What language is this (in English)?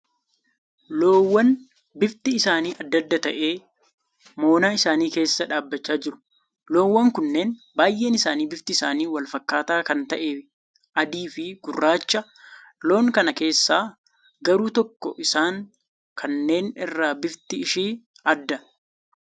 Oromo